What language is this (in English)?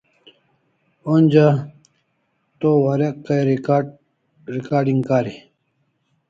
Kalasha